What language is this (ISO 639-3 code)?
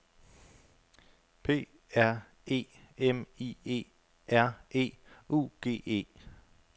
dan